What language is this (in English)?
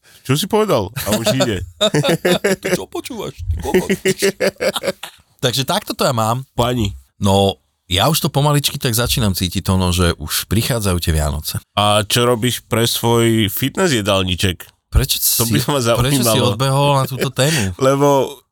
Slovak